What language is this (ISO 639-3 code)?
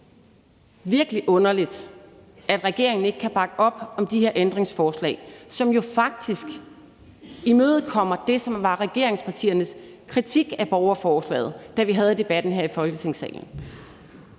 dan